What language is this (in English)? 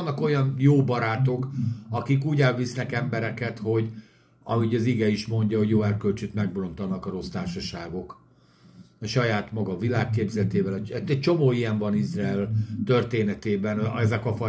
Hungarian